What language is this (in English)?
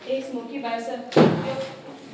Konkani